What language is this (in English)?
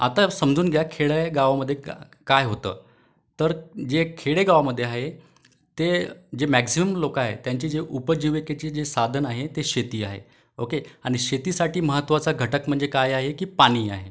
Marathi